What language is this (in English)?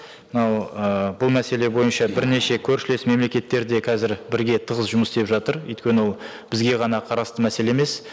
Kazakh